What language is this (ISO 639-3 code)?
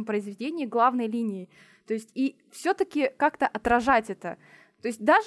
rus